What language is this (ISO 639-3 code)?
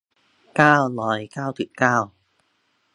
tha